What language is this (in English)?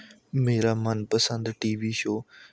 Punjabi